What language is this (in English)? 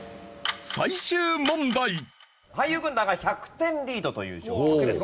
Japanese